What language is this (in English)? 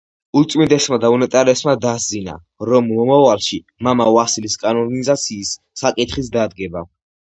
Georgian